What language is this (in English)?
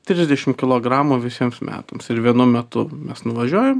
Lithuanian